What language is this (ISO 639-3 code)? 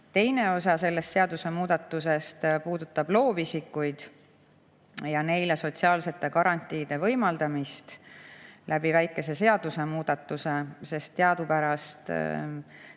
est